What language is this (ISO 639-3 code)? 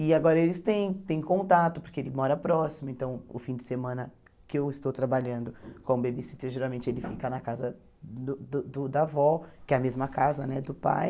por